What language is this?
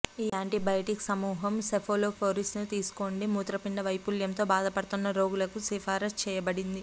Telugu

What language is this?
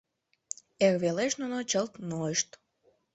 Mari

